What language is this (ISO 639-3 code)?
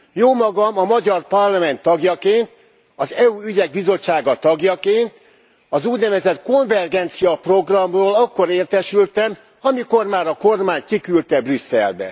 hun